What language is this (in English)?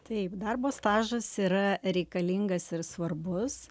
Lithuanian